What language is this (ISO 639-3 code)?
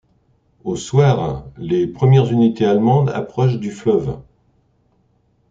fra